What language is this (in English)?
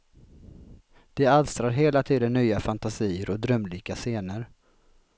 Swedish